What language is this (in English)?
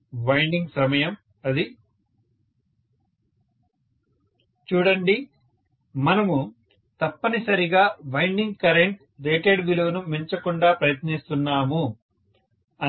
Telugu